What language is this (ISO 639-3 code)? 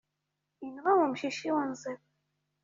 kab